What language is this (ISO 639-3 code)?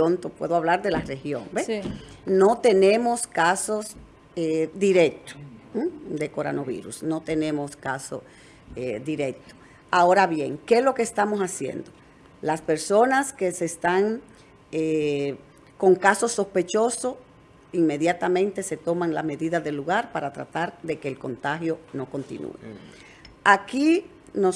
spa